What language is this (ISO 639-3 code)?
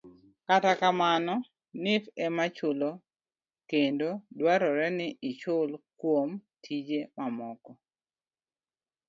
luo